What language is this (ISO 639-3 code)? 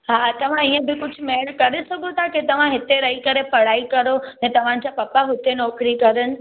snd